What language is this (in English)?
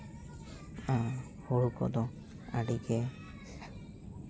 Santali